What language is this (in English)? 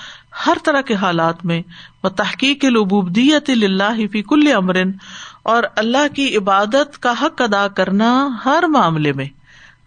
Urdu